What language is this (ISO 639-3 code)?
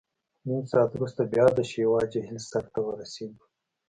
pus